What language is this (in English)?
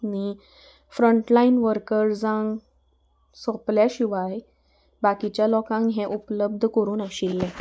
Konkani